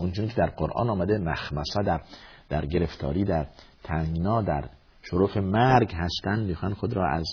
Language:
Persian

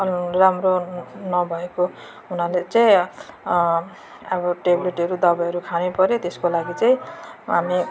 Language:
Nepali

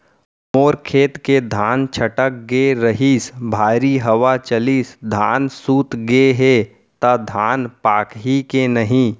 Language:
Chhattisgarhi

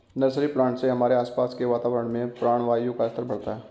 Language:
Hindi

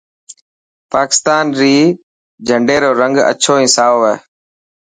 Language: Dhatki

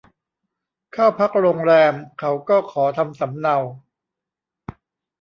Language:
Thai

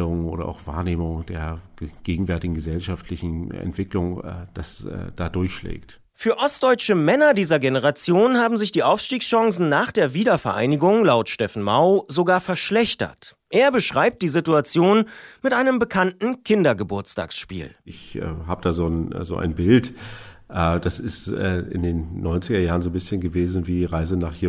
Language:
German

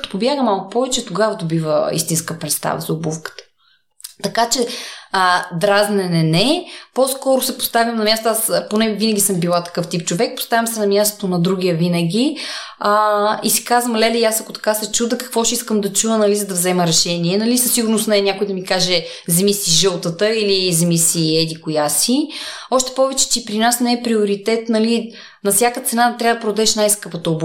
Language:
Bulgarian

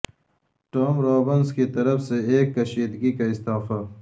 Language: Urdu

